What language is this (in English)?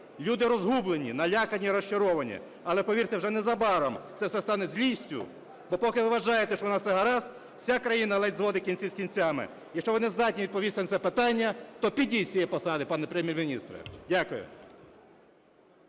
Ukrainian